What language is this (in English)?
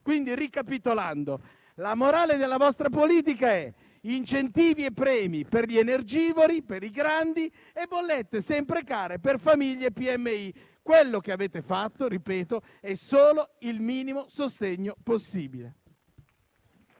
Italian